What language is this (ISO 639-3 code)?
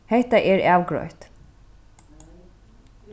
fao